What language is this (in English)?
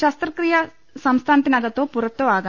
Malayalam